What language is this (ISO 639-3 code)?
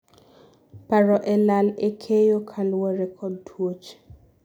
luo